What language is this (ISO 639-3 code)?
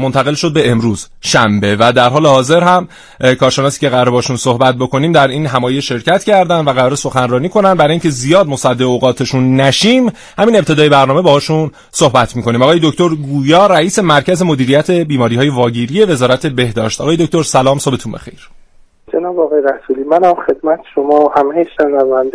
fas